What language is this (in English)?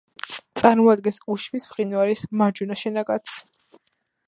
Georgian